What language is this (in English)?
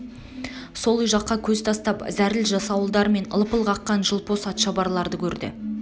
Kazakh